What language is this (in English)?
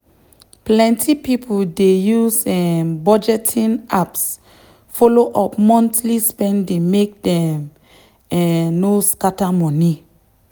Nigerian Pidgin